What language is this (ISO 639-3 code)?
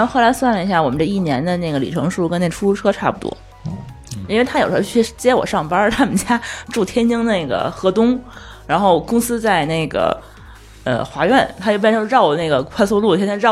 zho